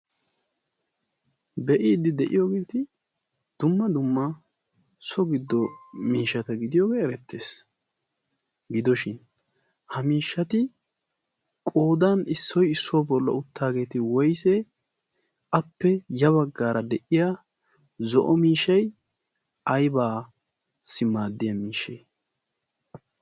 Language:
Wolaytta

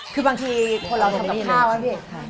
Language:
Thai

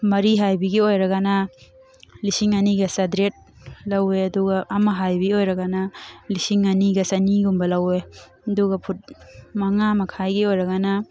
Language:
Manipuri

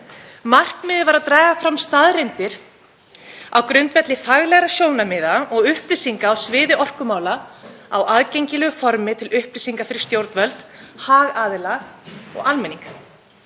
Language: Icelandic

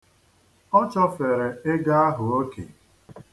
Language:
Igbo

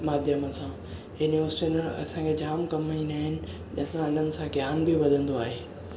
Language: Sindhi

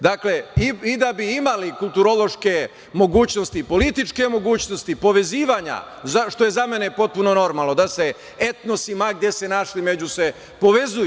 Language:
Serbian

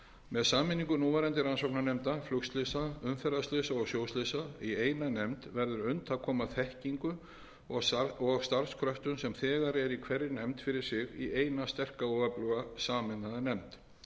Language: Icelandic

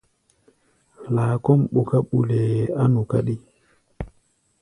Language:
Gbaya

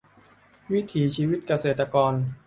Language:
Thai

